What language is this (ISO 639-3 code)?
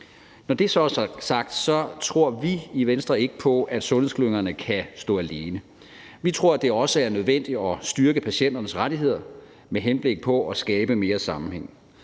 dan